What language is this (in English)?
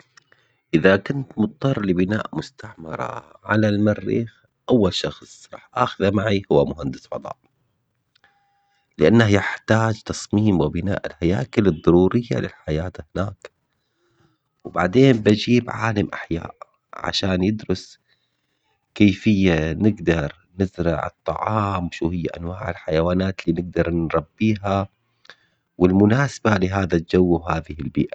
Omani Arabic